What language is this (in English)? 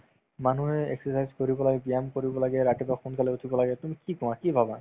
Assamese